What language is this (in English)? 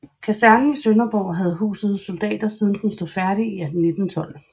Danish